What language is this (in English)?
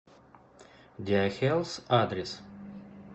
Russian